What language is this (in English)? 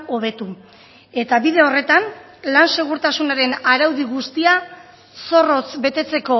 Basque